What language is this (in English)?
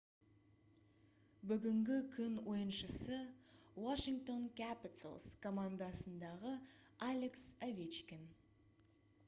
Kazakh